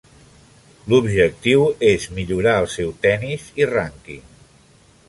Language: Catalan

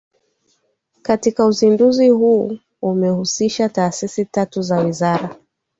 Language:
Swahili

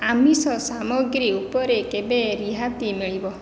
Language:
Odia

